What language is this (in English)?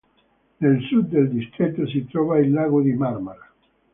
Italian